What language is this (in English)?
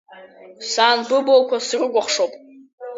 Abkhazian